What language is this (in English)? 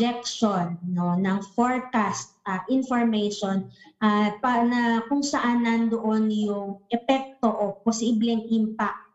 Filipino